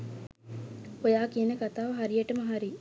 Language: Sinhala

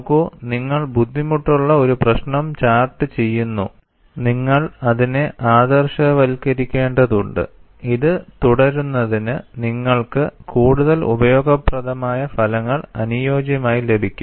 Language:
Malayalam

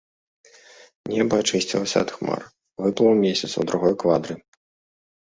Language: Belarusian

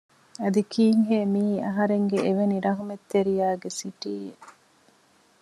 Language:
Divehi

